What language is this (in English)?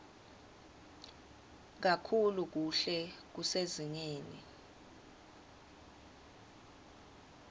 Swati